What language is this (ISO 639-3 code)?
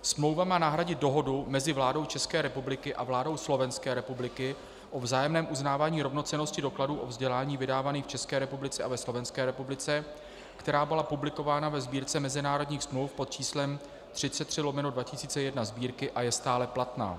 ces